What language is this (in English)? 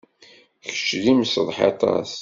Kabyle